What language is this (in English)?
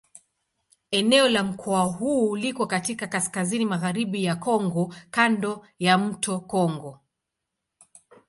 Swahili